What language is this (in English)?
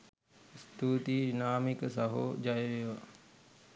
Sinhala